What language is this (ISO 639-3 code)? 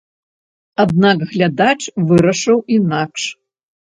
bel